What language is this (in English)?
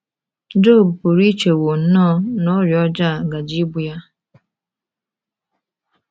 Igbo